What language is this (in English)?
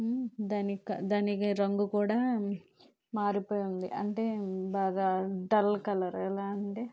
Telugu